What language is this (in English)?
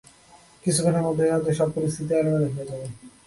Bangla